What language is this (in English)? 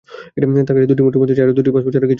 Bangla